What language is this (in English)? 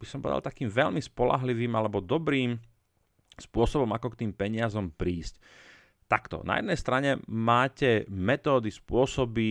Slovak